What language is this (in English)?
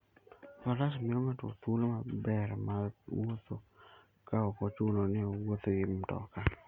Luo (Kenya and Tanzania)